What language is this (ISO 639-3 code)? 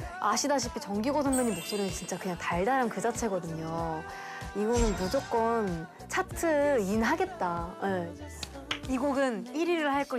kor